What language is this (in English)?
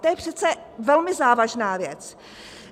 Czech